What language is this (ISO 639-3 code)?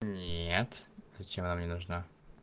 rus